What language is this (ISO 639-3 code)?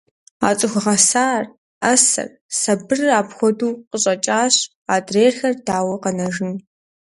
kbd